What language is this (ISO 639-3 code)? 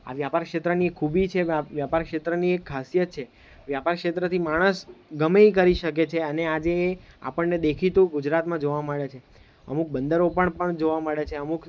guj